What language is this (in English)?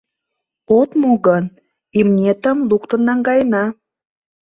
Mari